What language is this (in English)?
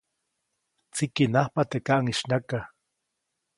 Copainalá Zoque